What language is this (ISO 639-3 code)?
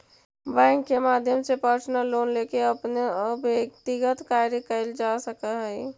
mag